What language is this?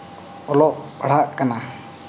Santali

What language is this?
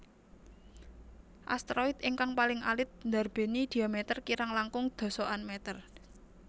Javanese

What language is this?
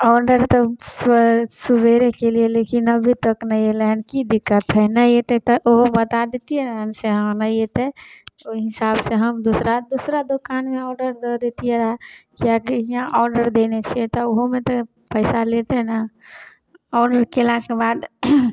Maithili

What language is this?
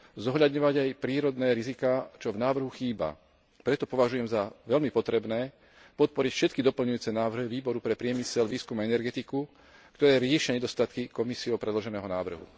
Slovak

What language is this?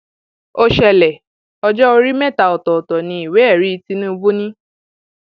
Yoruba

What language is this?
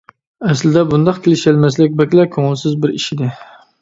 Uyghur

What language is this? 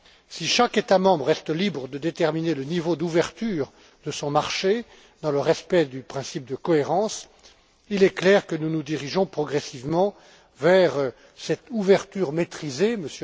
French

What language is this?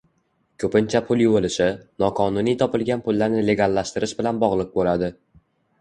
Uzbek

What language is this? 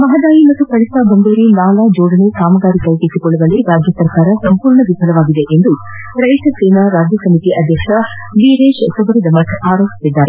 Kannada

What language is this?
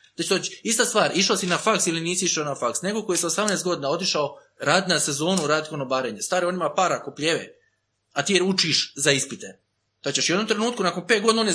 Croatian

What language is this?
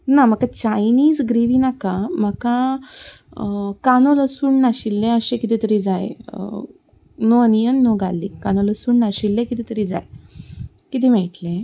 Konkani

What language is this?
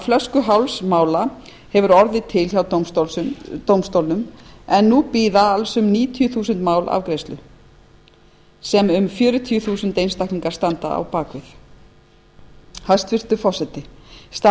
Icelandic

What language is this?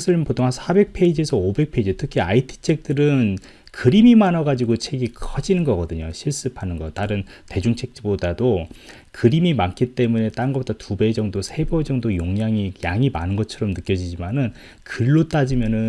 Korean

